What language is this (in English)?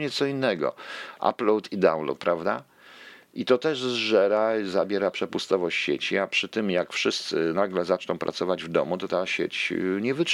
Polish